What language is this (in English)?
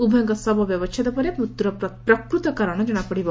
Odia